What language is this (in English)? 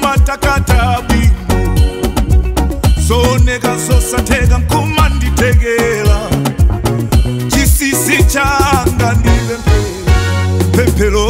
Arabic